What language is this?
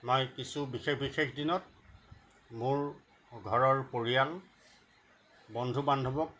Assamese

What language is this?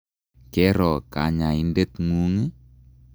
Kalenjin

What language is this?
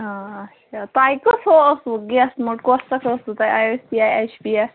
Kashmiri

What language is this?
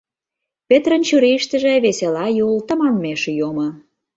Mari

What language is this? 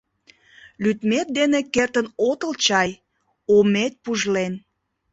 Mari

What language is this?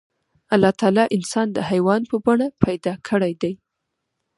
Pashto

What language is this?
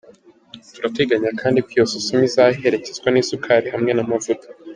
Kinyarwanda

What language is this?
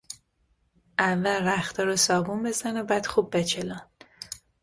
Persian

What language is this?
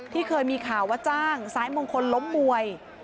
Thai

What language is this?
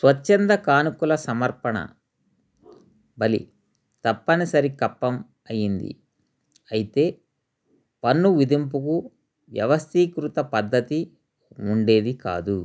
Telugu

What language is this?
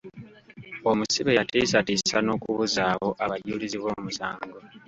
Ganda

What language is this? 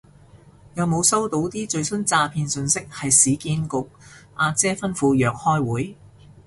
Cantonese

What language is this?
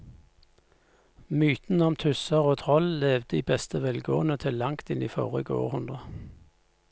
Norwegian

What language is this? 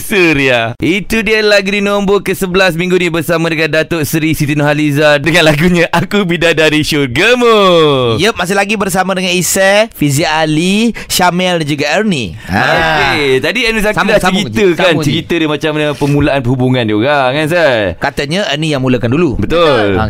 Malay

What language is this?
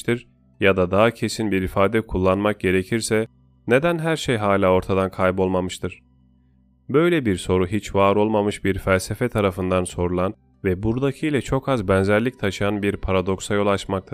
Turkish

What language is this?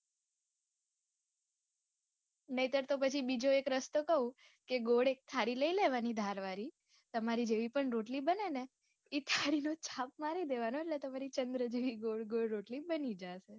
Gujarati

